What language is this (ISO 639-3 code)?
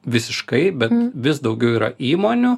lit